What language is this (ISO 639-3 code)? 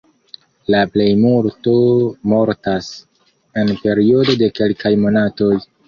epo